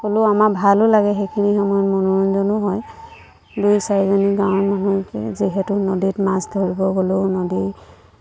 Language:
Assamese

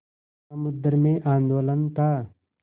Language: Hindi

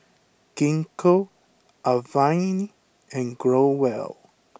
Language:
English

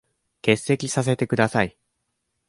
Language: Japanese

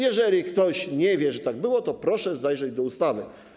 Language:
Polish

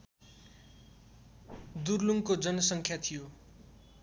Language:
Nepali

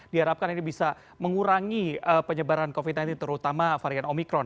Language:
Indonesian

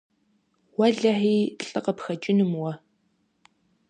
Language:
Kabardian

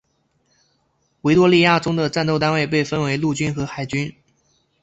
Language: Chinese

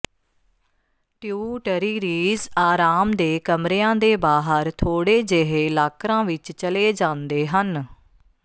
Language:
Punjabi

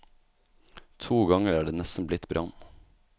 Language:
Norwegian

